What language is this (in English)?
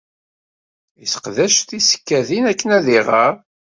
Kabyle